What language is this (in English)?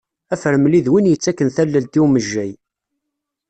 Kabyle